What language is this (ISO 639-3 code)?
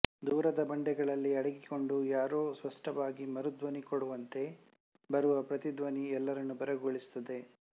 kan